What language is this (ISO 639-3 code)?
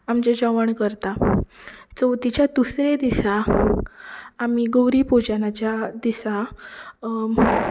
kok